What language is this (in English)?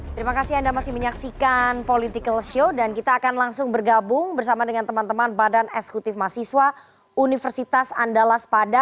Indonesian